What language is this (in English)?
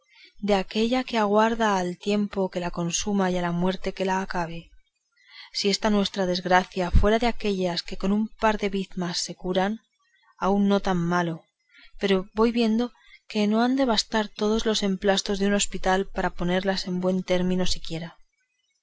Spanish